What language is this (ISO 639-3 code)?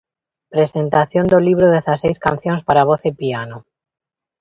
glg